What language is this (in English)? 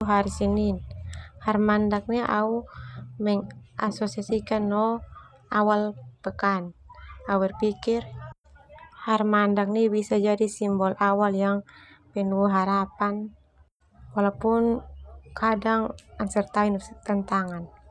Termanu